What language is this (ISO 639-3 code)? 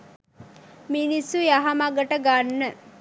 sin